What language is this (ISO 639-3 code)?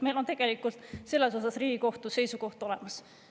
est